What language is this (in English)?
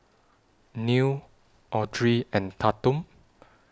English